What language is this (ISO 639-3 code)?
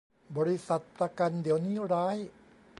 tha